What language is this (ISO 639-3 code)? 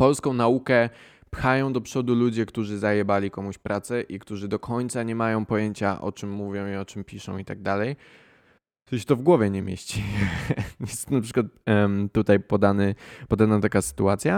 pol